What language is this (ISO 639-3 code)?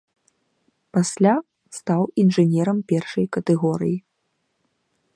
bel